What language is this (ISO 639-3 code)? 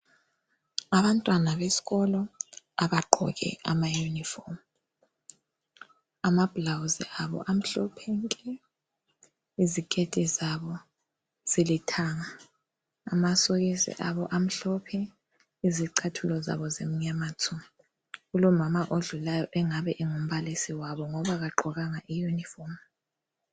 nde